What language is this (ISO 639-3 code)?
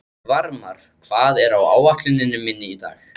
isl